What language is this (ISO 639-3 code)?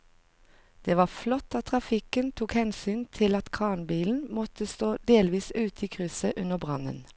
nor